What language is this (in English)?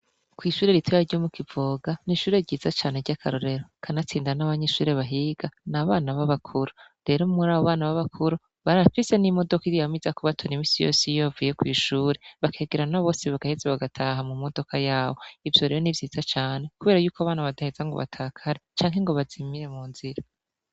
Rundi